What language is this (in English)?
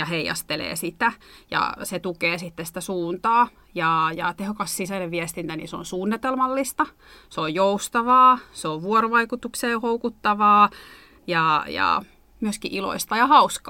Finnish